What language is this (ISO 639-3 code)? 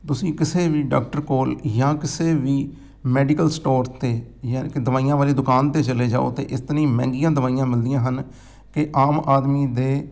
pan